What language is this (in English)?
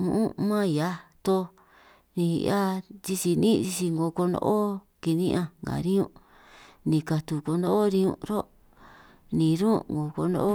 San Martín Itunyoso Triqui